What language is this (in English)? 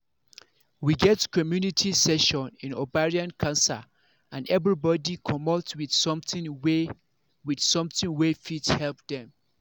Nigerian Pidgin